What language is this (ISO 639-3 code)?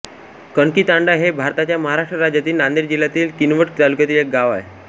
mar